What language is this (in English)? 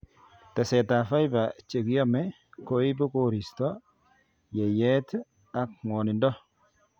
Kalenjin